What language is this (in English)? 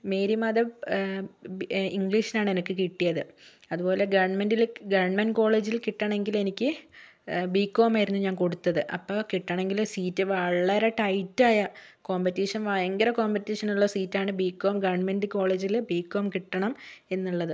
Malayalam